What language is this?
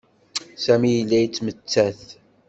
Kabyle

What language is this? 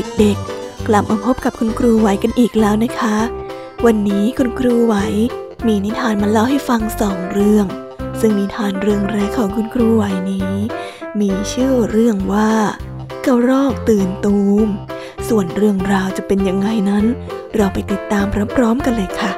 Thai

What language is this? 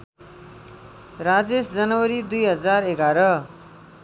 Nepali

